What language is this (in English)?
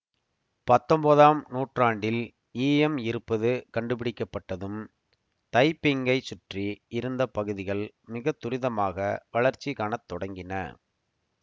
Tamil